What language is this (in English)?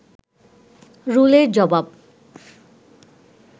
Bangla